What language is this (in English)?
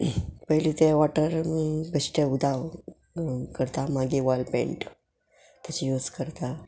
Konkani